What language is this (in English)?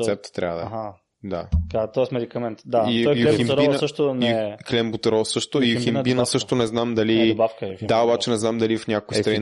Bulgarian